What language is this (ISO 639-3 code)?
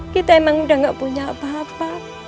ind